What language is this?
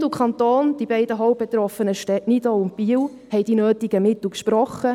Swiss German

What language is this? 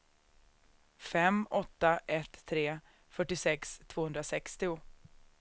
Swedish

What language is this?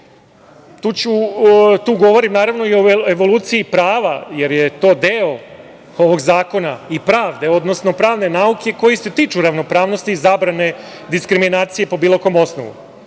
Serbian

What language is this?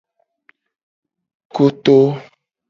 Gen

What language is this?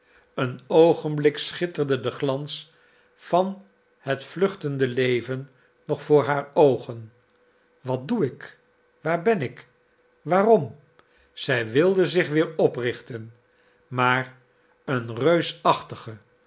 Dutch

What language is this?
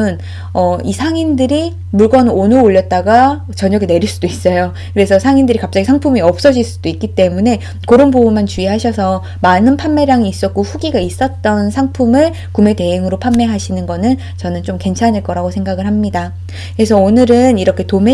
Korean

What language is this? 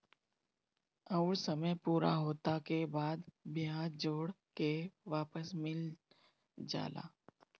Bhojpuri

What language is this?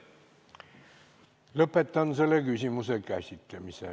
Estonian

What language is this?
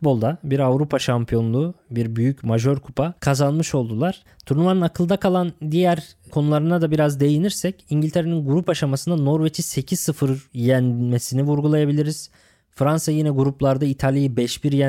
Turkish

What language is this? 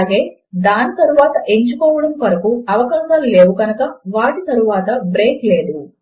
Telugu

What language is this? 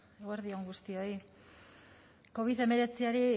Basque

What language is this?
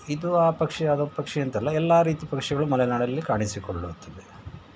Kannada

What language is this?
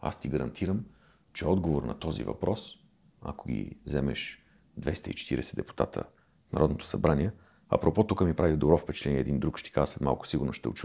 Bulgarian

